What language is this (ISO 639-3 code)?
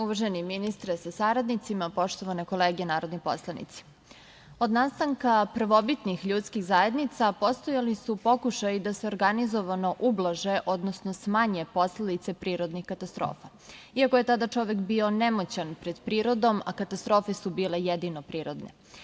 srp